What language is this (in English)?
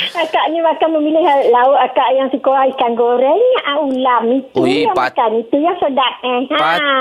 Malay